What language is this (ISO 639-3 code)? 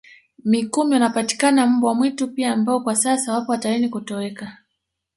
swa